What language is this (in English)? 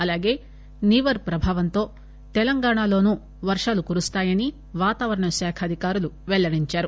Telugu